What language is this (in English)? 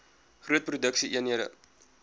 Afrikaans